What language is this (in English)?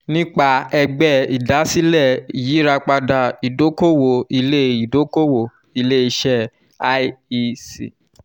Yoruba